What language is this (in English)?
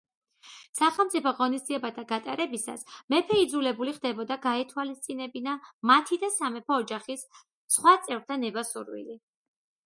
Georgian